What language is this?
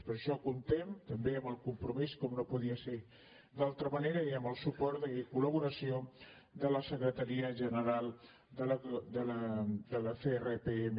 Catalan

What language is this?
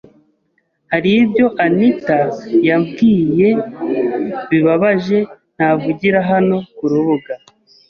Kinyarwanda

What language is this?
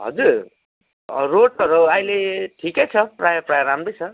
Nepali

